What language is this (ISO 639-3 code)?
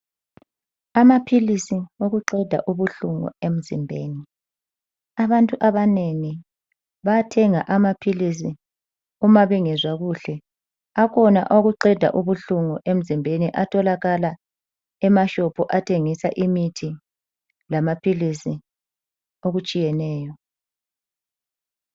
nde